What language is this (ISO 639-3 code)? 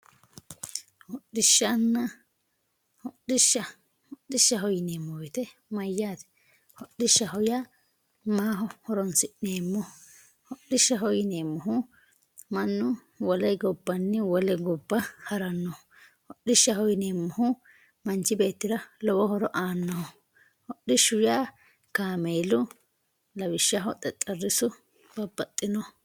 sid